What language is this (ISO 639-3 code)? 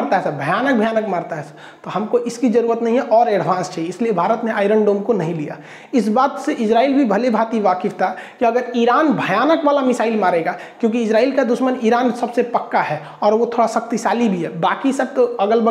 hin